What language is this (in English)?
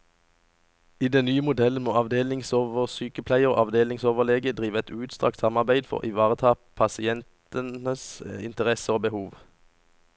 Norwegian